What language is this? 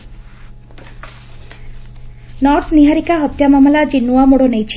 Odia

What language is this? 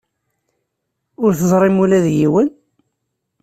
Kabyle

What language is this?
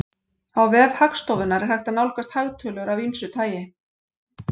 Icelandic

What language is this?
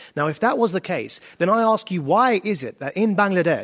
English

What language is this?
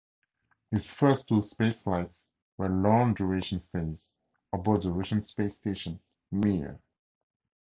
English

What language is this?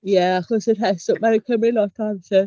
Welsh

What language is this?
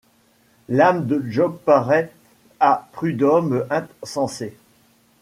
French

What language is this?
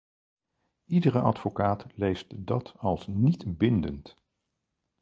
Dutch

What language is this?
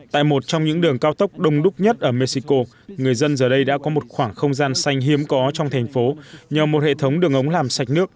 Vietnamese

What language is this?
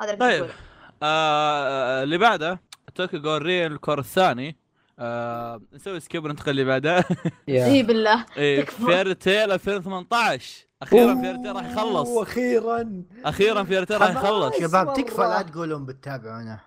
Arabic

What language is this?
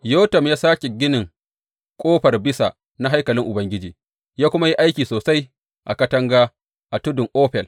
Hausa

